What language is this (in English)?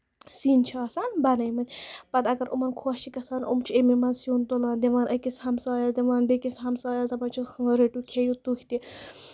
Kashmiri